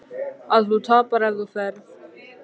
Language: Icelandic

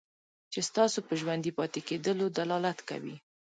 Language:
Pashto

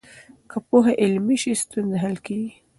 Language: Pashto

